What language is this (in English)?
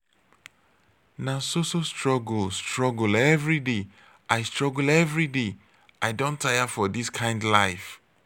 Nigerian Pidgin